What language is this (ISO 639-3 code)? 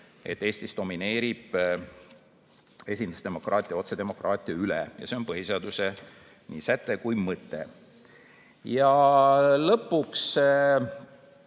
est